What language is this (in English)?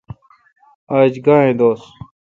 Kalkoti